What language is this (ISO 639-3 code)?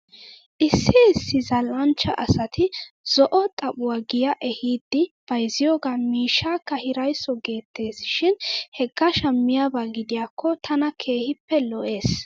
wal